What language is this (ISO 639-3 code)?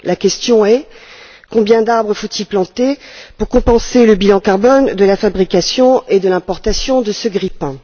fra